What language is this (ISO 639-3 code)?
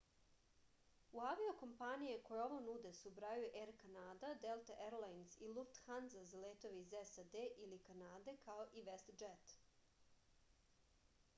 srp